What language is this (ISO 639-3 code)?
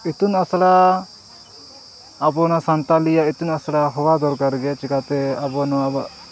sat